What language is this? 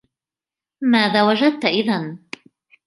Arabic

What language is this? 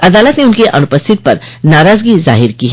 Hindi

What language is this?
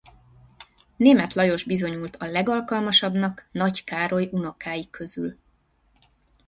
Hungarian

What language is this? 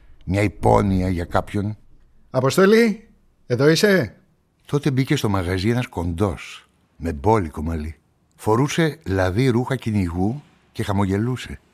Greek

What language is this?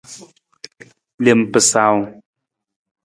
Nawdm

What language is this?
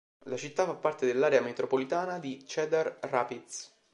Italian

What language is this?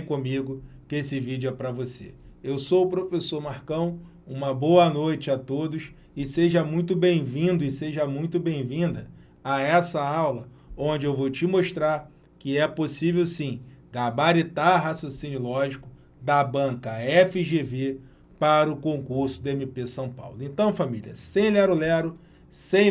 Portuguese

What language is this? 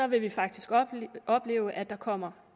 Danish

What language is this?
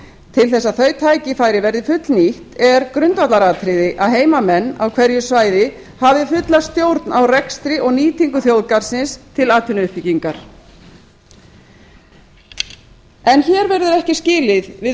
Icelandic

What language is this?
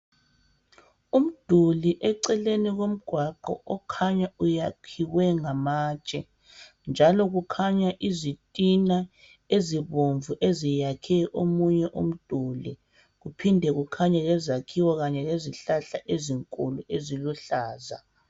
North Ndebele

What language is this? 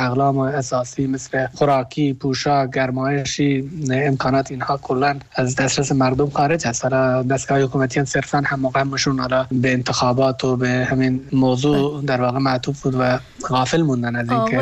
Persian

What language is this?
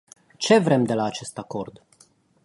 Romanian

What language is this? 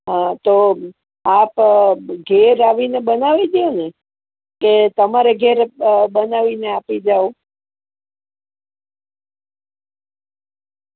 Gujarati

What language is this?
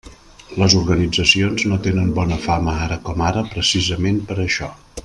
Catalan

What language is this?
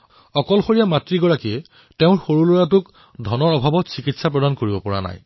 Assamese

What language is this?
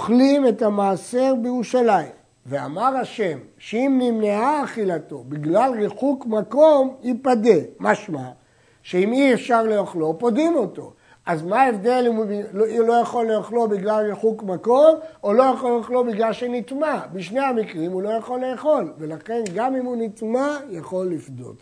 Hebrew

